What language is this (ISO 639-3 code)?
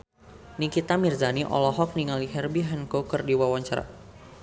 sun